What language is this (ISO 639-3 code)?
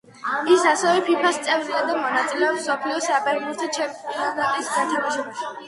kat